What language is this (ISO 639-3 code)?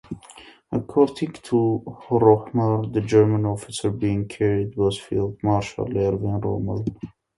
eng